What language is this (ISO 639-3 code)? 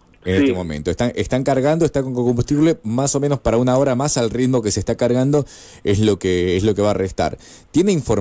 spa